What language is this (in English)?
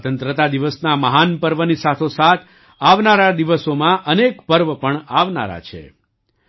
Gujarati